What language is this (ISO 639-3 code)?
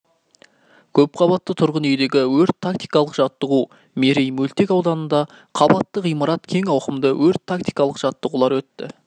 kaz